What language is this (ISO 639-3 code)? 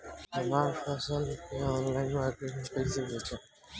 bho